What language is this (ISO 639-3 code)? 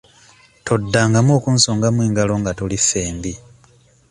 lug